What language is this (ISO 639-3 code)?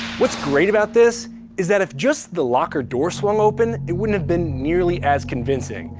eng